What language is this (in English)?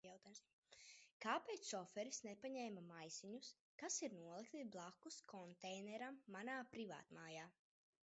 Latvian